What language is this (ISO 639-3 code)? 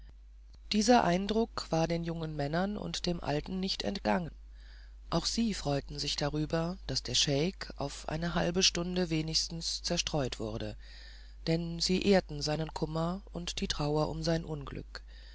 deu